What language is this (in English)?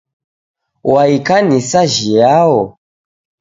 Taita